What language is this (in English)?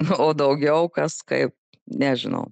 Lithuanian